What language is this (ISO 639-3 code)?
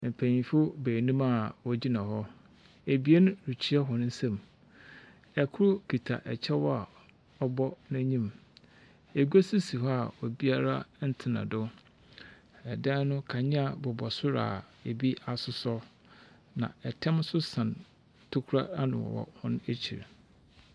aka